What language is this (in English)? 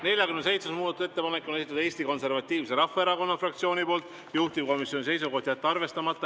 Estonian